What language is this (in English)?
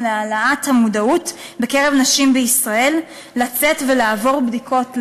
Hebrew